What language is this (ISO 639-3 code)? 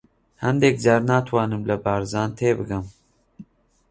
ckb